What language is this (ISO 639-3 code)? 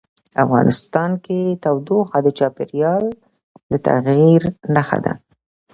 pus